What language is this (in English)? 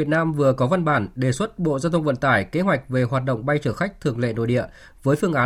Vietnamese